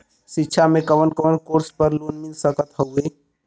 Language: Bhojpuri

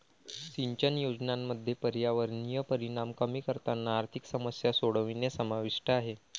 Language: Marathi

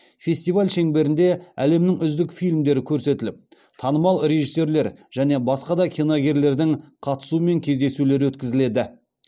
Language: Kazakh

